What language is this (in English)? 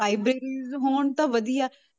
Punjabi